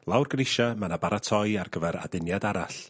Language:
Welsh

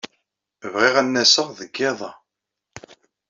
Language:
Kabyle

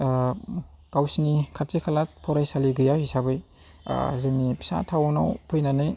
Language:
Bodo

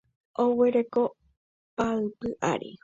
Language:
Guarani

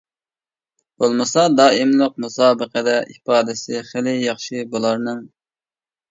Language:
Uyghur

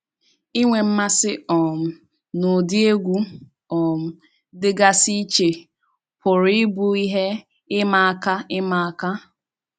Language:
Igbo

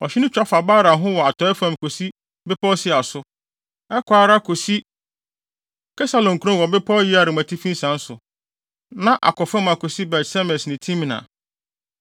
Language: Akan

